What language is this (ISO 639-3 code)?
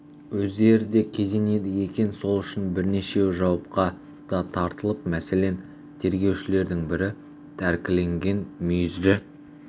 kaz